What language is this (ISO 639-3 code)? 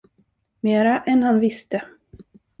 swe